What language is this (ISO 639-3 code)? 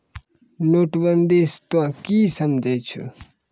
mai